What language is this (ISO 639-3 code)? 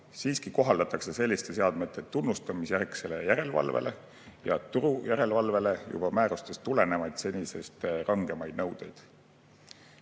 est